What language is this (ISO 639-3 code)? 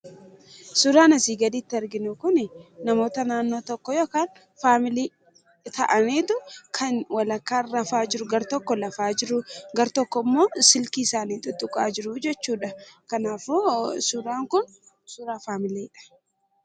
orm